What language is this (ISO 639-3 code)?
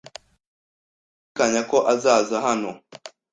kin